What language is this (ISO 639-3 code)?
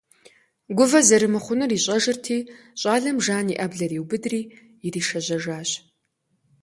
kbd